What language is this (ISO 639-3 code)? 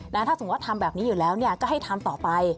tha